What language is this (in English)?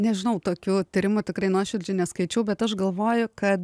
Lithuanian